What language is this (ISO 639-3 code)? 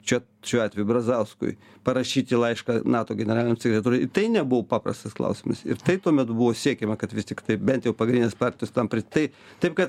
lit